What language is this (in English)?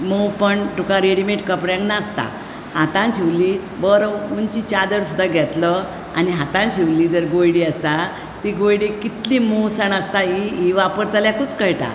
Konkani